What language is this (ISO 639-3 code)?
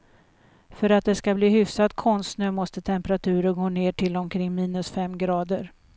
swe